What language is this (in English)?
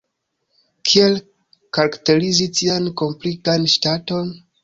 Esperanto